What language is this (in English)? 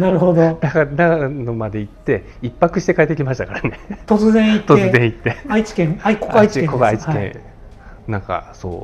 Japanese